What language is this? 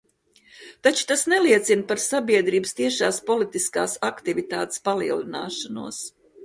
Latvian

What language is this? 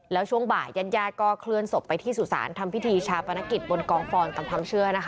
Thai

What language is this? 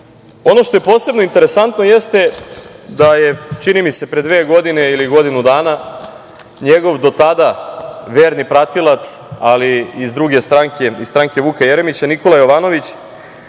Serbian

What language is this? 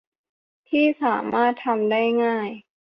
Thai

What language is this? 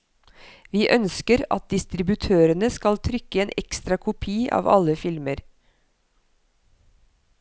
Norwegian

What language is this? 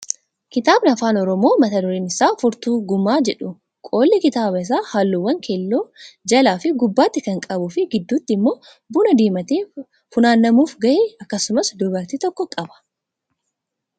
Oromo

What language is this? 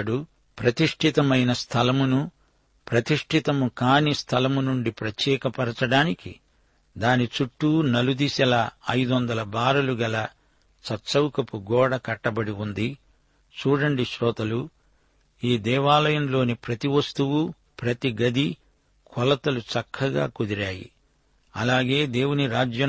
Telugu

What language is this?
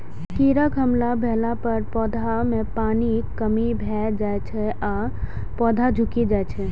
Maithili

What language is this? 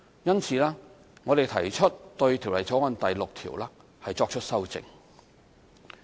Cantonese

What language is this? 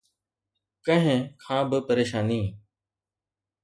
Sindhi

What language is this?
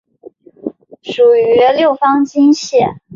Chinese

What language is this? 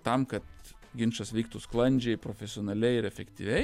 Lithuanian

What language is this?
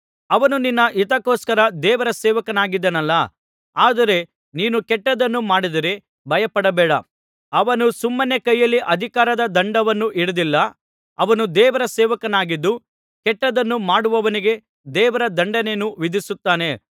Kannada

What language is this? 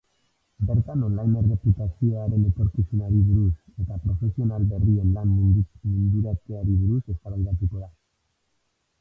Basque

